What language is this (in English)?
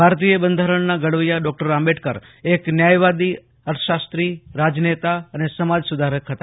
Gujarati